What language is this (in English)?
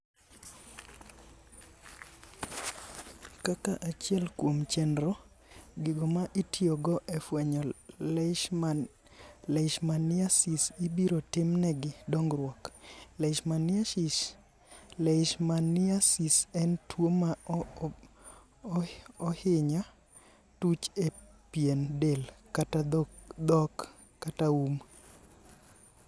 Luo (Kenya and Tanzania)